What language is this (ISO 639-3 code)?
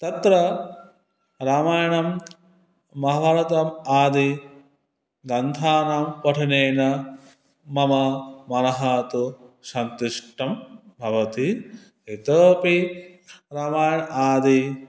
san